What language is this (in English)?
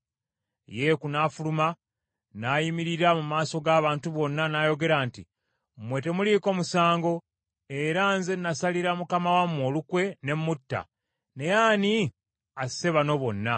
Ganda